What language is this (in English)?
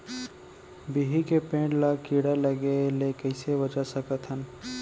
Chhattisgarhi